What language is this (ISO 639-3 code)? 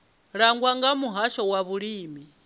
ven